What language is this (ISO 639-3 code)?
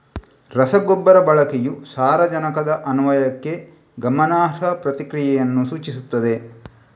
kan